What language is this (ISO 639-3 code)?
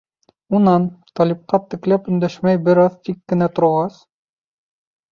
bak